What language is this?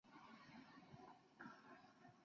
Chinese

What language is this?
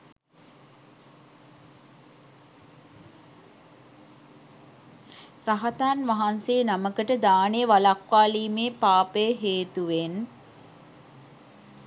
Sinhala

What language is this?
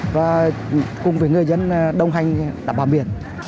Vietnamese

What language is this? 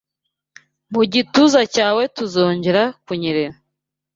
Kinyarwanda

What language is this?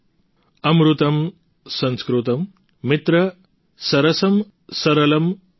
Gujarati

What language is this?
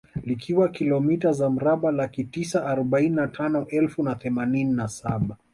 Swahili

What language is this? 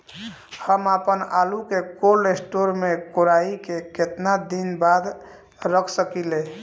Bhojpuri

